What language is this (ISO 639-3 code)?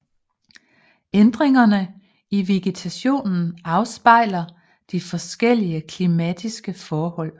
dan